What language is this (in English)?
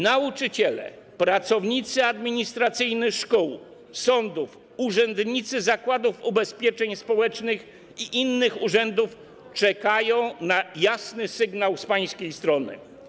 Polish